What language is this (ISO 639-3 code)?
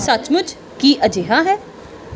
pan